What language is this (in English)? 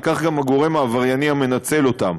Hebrew